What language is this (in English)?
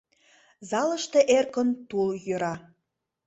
Mari